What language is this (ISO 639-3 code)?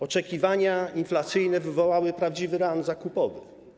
pol